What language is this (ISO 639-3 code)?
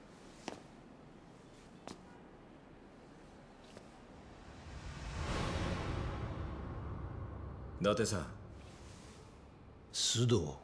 jpn